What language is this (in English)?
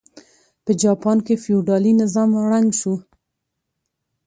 Pashto